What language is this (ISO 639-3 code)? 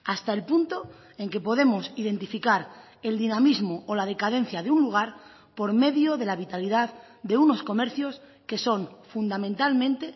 spa